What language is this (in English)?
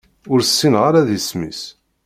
Kabyle